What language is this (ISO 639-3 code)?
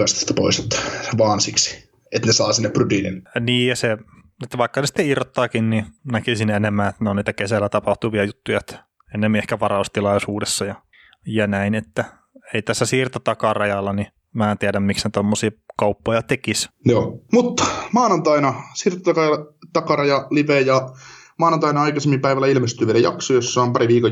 fin